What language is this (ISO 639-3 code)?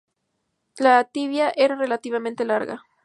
spa